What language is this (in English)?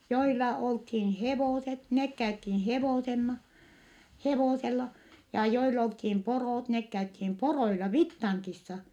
Finnish